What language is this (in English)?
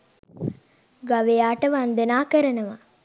Sinhala